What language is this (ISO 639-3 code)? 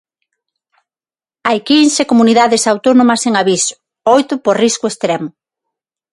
glg